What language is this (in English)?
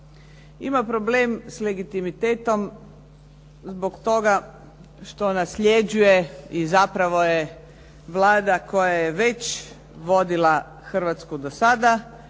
Croatian